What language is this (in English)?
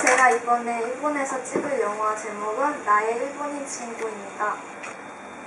Korean